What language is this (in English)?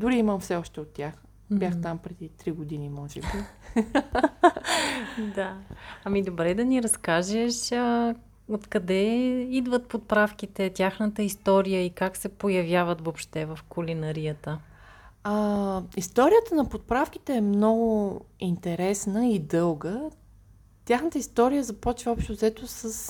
Bulgarian